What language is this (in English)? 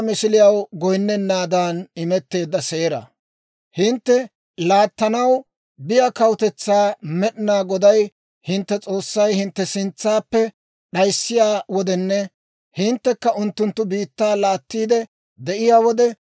Dawro